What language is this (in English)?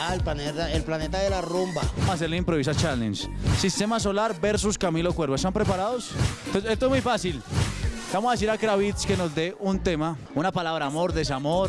Spanish